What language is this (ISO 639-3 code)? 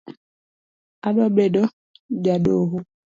luo